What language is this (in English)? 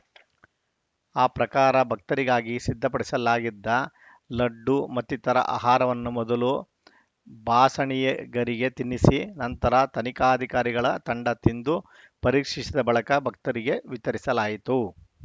Kannada